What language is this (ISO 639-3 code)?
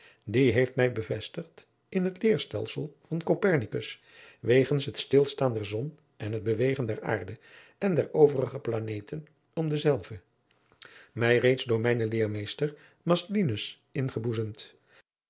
nld